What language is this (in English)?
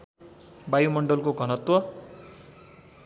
Nepali